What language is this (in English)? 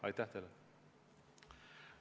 Estonian